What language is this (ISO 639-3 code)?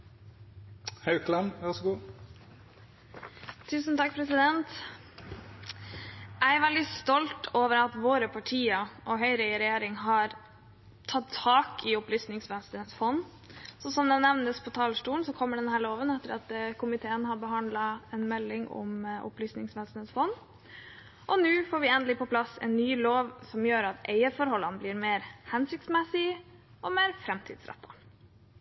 nor